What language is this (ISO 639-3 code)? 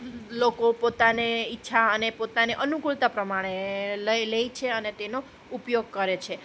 guj